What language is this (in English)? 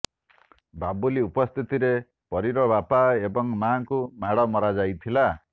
Odia